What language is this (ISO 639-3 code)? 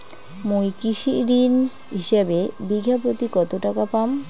ben